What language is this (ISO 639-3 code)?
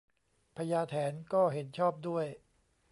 tha